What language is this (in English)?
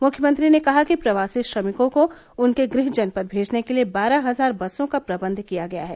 Hindi